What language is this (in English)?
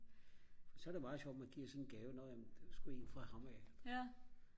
Danish